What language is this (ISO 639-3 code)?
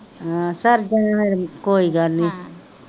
pan